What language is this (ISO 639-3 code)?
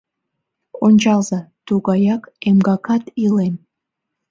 chm